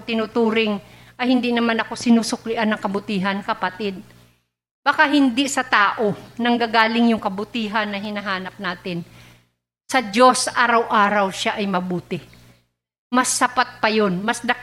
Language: Filipino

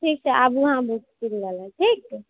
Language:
Maithili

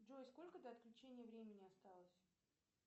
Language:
Russian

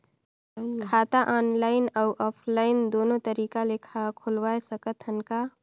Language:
Chhattisgarhi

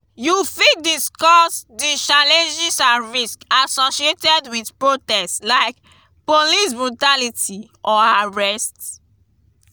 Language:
Nigerian Pidgin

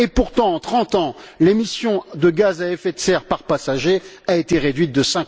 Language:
French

